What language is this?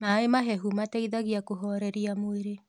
Kikuyu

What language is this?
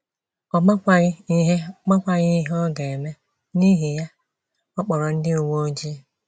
Igbo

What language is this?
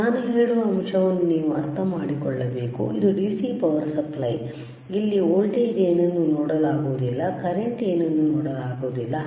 Kannada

